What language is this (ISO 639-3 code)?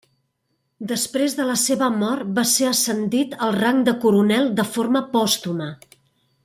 cat